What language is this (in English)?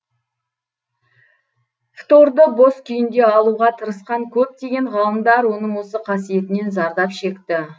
Kazakh